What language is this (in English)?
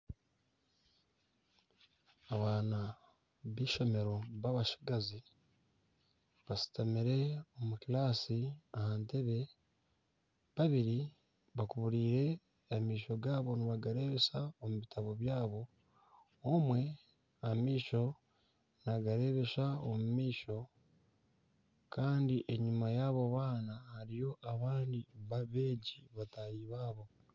Nyankole